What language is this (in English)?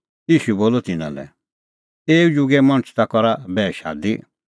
Kullu Pahari